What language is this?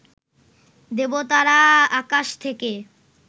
Bangla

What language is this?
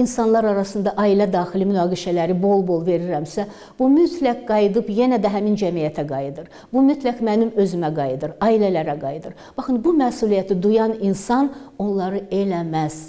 Turkish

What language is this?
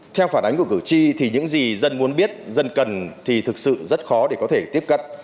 Vietnamese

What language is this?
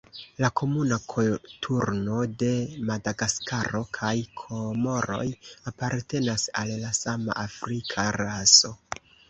Esperanto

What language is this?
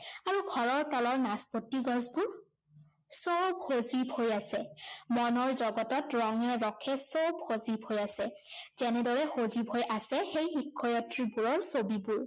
Assamese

